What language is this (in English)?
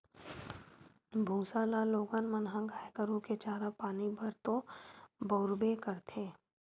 Chhattisgarhi